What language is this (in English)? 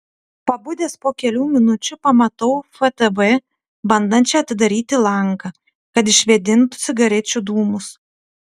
Lithuanian